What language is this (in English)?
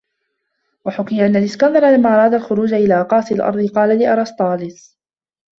Arabic